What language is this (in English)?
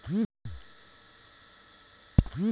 Bhojpuri